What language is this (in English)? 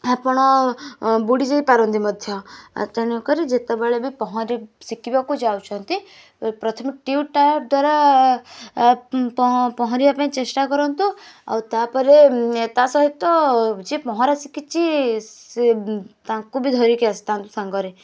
Odia